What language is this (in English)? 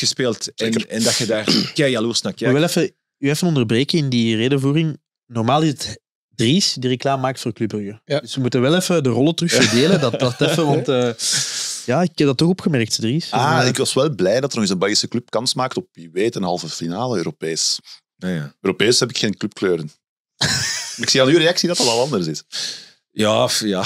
Dutch